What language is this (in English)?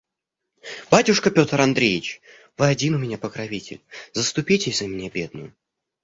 Russian